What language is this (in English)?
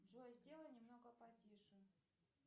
Russian